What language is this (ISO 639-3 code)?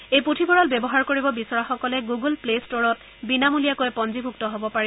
asm